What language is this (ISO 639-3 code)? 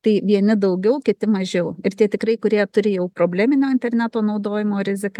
lit